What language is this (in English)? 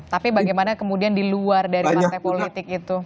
Indonesian